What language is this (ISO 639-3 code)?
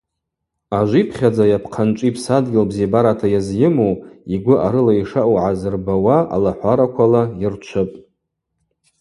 abq